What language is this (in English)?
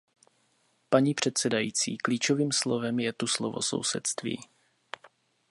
Czech